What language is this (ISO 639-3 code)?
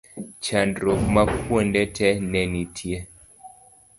luo